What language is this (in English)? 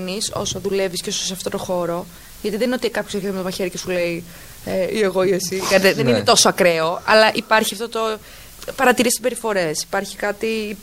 Greek